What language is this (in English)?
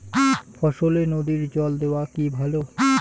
Bangla